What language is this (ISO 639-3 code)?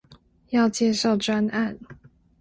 zho